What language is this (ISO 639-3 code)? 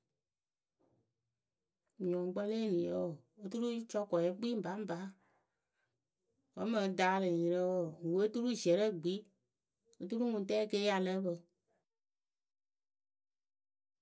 keu